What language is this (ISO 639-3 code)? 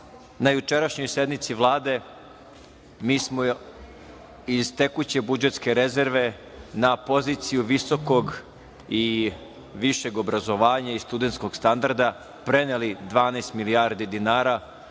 srp